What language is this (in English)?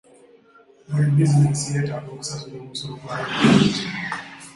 Ganda